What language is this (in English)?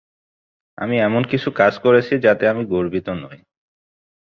Bangla